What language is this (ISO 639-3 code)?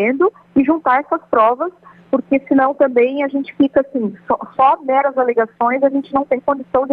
por